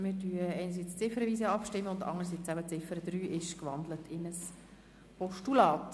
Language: Swiss German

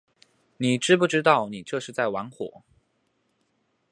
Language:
Chinese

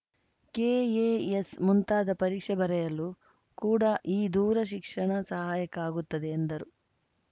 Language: Kannada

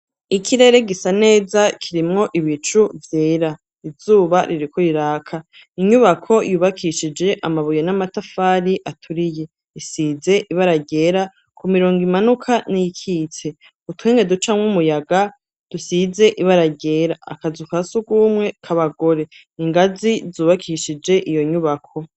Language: Rundi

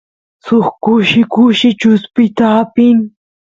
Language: Santiago del Estero Quichua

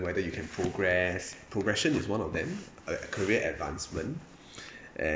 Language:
English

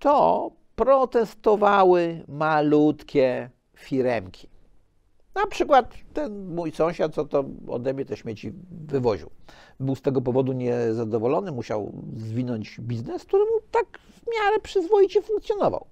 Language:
Polish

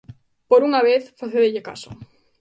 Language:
Galician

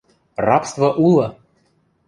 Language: Western Mari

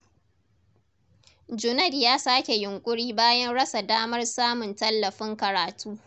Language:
Hausa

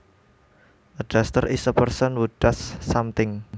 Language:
Javanese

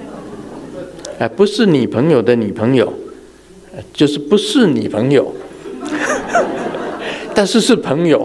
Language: Chinese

